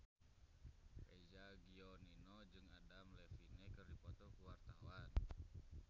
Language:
Sundanese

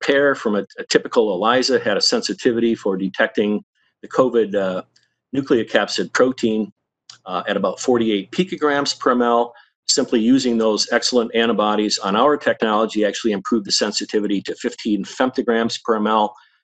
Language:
English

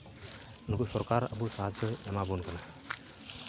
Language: Santali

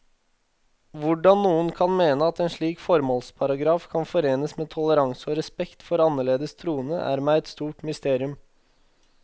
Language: Norwegian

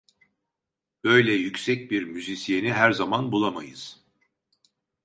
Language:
Turkish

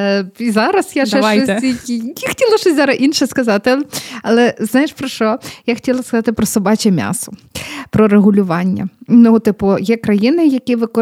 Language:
Ukrainian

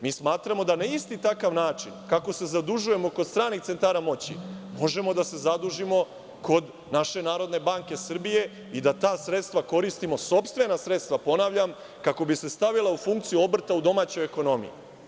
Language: Serbian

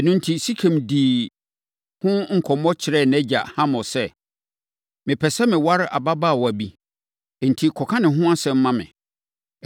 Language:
Akan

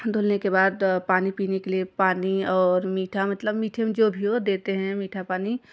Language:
Hindi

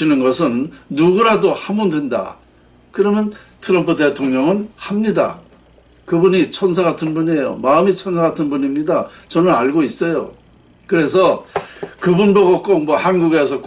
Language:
Korean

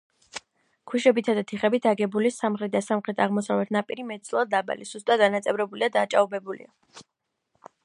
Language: Georgian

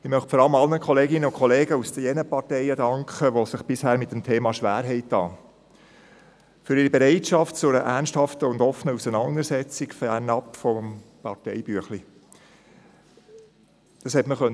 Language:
Swiss German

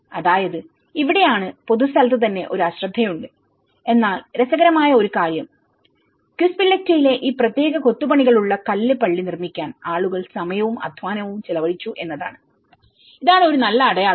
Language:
Malayalam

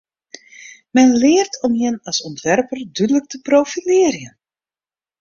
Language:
Western Frisian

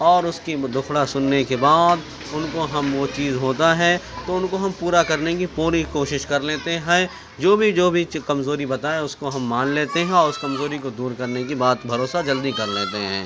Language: Urdu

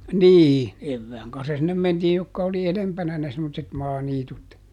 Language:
Finnish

